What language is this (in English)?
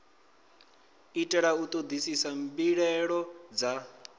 Venda